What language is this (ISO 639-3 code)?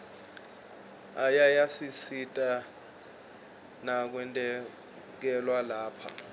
ssw